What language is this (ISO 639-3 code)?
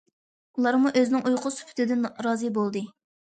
uig